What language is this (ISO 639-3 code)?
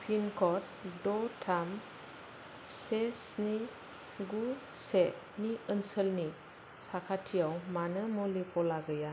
brx